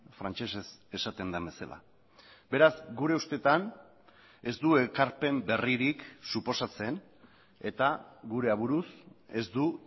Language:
Basque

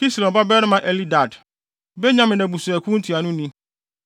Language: Akan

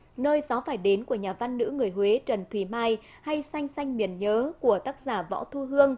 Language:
Vietnamese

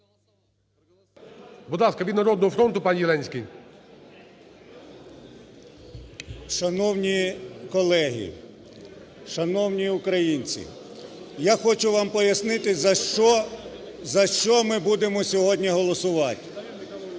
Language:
Ukrainian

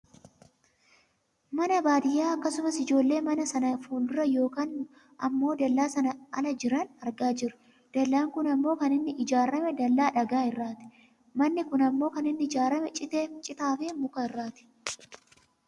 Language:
Oromo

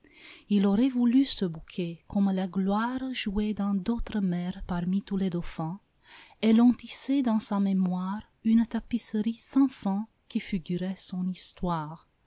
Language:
French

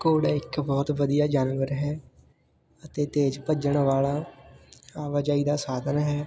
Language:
Punjabi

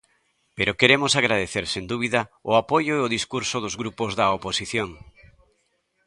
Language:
Galician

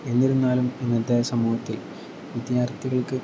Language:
Malayalam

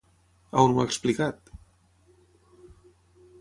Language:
Catalan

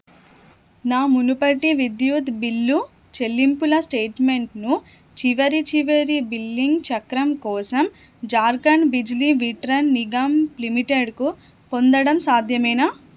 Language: Telugu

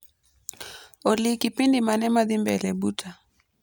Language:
Luo (Kenya and Tanzania)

